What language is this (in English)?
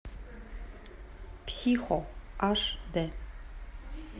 Russian